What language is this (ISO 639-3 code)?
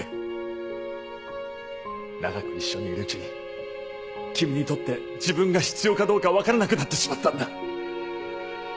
jpn